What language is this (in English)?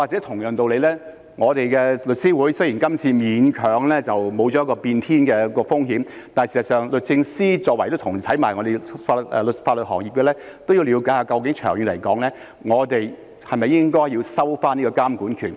Cantonese